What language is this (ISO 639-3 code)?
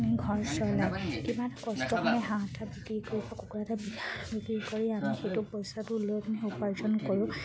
asm